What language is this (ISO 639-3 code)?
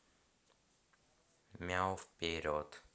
rus